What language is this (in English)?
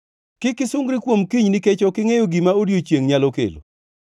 Luo (Kenya and Tanzania)